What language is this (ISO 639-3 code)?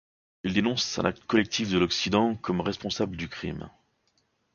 fra